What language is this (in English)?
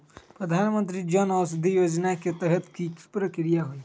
Magahi